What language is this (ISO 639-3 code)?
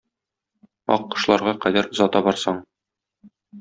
tat